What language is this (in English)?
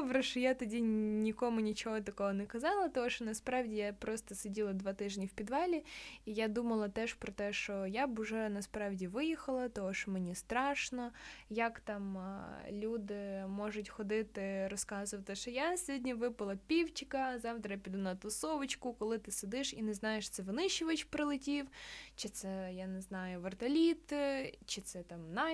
Ukrainian